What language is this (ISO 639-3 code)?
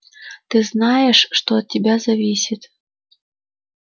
rus